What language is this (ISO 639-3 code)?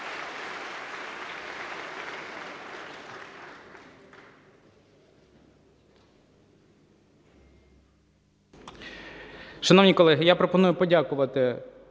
ukr